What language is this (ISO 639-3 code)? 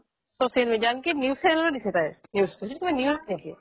asm